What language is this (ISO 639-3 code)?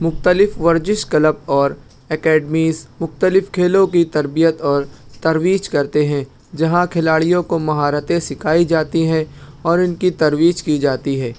urd